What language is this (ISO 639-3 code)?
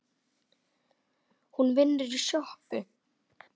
isl